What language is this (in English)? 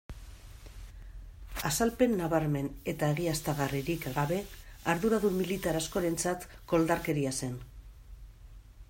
Basque